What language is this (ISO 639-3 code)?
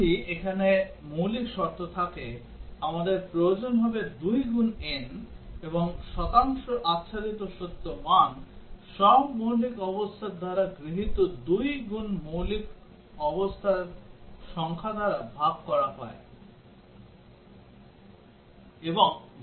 ben